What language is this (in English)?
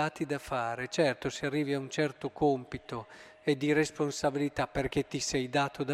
Italian